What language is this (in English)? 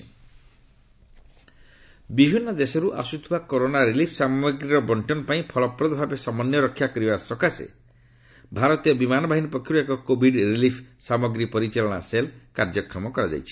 Odia